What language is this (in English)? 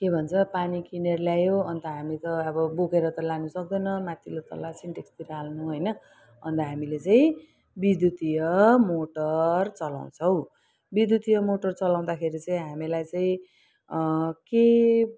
Nepali